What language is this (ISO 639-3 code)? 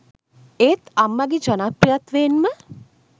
sin